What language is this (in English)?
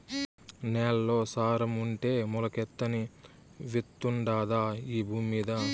Telugu